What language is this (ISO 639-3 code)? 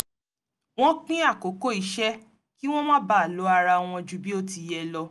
yor